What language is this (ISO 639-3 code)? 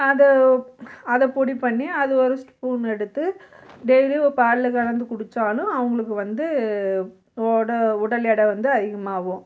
tam